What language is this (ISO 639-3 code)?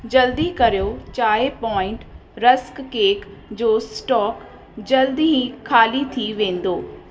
snd